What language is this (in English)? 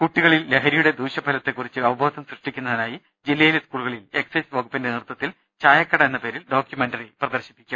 Malayalam